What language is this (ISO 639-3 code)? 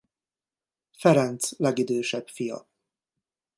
hun